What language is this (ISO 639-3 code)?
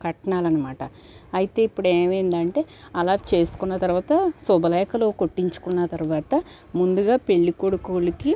tel